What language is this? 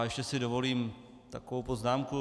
Czech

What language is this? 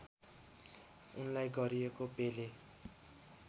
Nepali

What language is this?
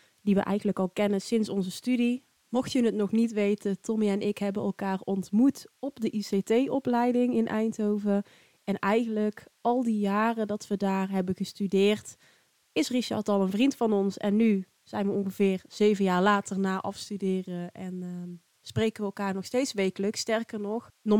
Dutch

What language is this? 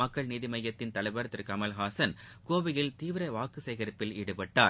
Tamil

